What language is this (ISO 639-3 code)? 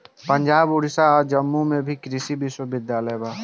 bho